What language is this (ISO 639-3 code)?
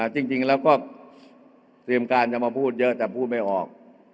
tha